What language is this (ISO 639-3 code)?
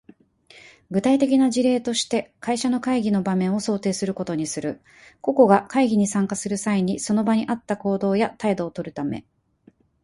jpn